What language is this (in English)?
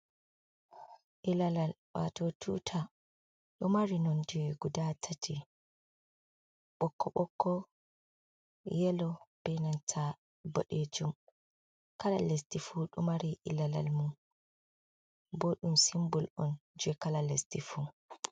Fula